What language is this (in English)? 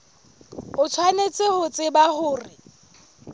Southern Sotho